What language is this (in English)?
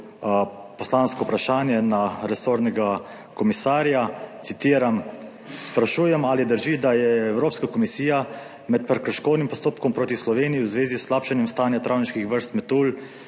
Slovenian